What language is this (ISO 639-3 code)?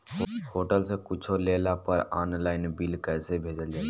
bho